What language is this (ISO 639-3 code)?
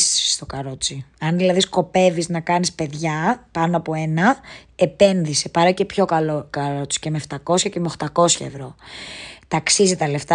ell